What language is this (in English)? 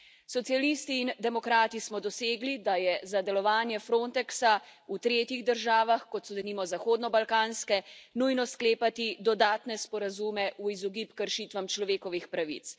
Slovenian